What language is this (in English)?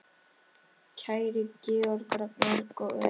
Icelandic